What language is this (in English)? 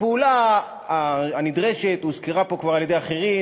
Hebrew